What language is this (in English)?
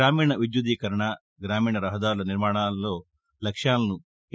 Telugu